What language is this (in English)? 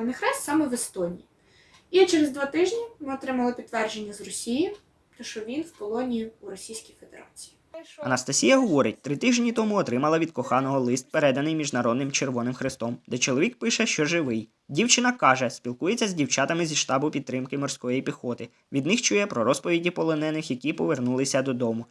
Ukrainian